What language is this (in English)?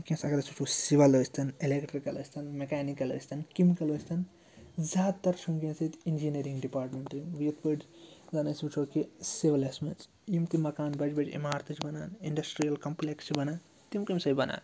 Kashmiri